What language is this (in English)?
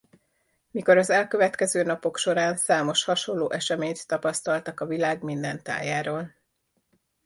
Hungarian